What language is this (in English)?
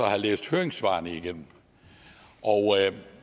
Danish